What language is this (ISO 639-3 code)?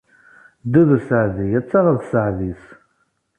kab